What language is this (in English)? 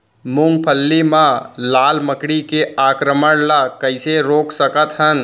Chhattisgarhi